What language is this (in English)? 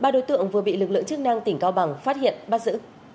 Vietnamese